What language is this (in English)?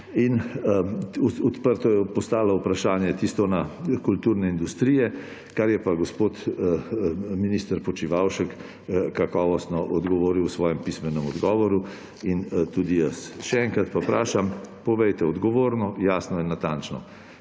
Slovenian